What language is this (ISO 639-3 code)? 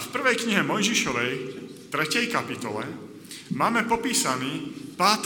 slk